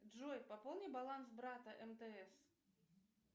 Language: Russian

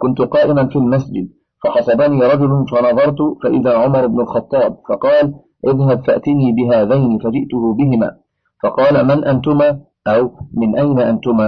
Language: Arabic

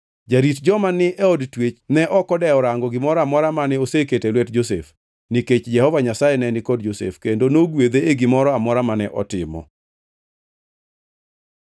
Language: Luo (Kenya and Tanzania)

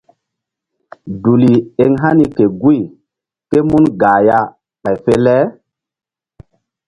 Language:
Mbum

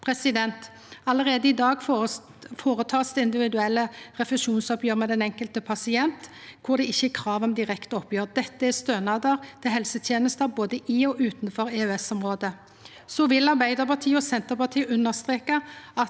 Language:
Norwegian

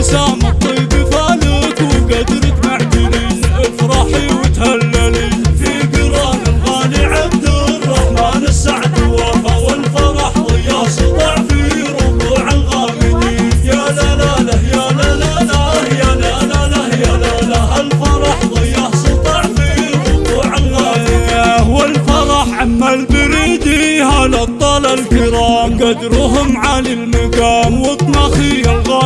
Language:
Arabic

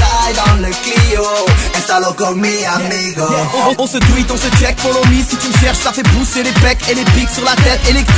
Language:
Romanian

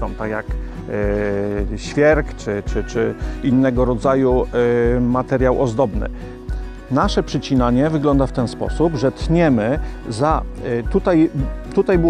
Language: Polish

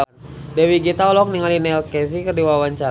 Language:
Sundanese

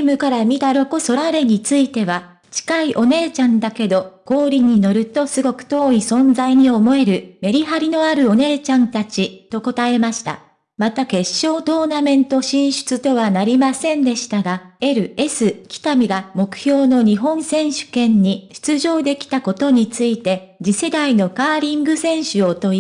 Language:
Japanese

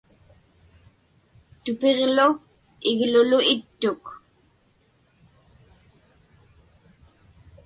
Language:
Inupiaq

